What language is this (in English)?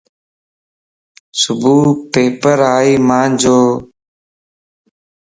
Lasi